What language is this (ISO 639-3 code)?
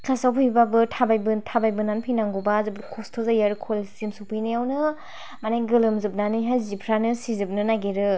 brx